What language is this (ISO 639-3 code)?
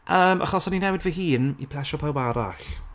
cym